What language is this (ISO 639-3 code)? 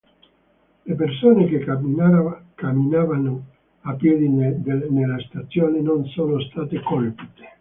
ita